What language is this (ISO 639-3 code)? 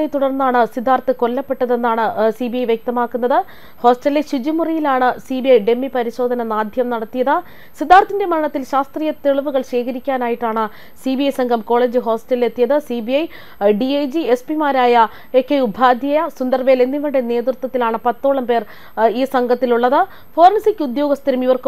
mal